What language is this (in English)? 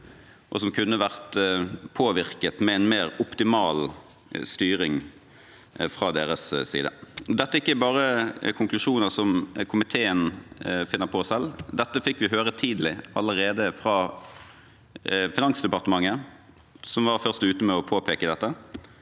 Norwegian